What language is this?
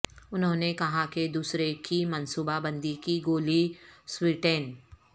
Urdu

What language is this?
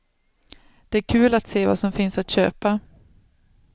Swedish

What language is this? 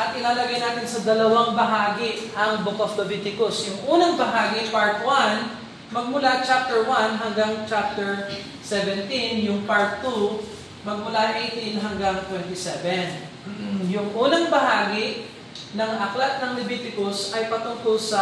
Filipino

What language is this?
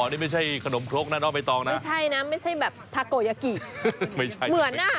Thai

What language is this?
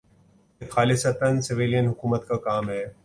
Urdu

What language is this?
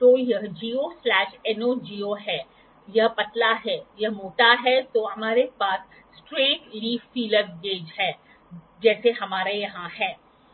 Hindi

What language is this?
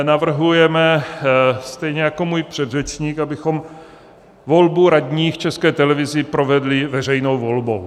Czech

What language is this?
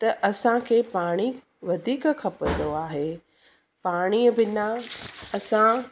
Sindhi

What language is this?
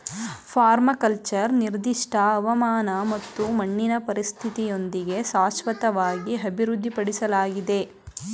Kannada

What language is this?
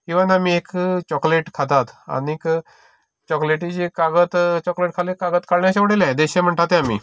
Konkani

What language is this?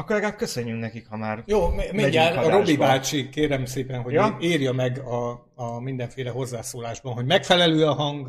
Hungarian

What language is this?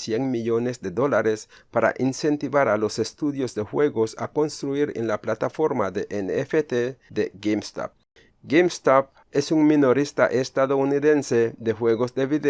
Spanish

